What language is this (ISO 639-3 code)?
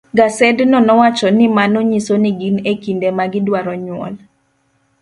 luo